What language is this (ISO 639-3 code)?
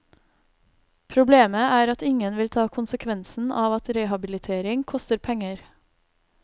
nor